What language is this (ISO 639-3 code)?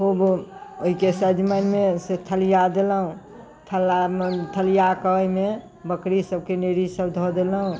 mai